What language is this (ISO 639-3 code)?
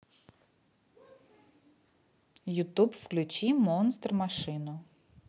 rus